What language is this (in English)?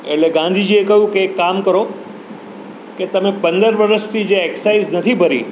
Gujarati